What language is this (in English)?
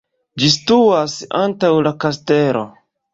Esperanto